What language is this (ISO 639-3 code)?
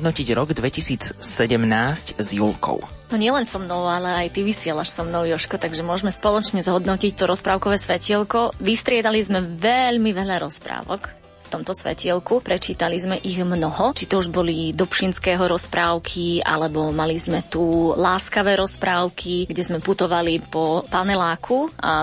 slk